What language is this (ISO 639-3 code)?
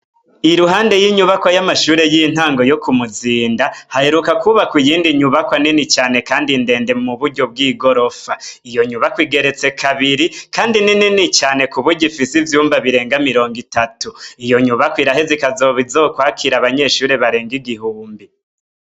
run